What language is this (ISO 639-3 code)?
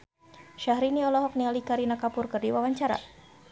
sun